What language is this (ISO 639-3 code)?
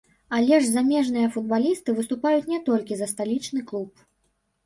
bel